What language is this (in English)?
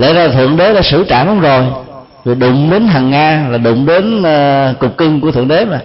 Vietnamese